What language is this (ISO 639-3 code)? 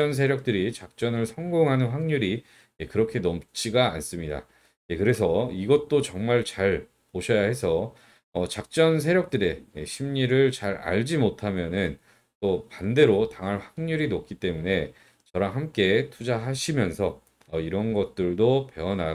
kor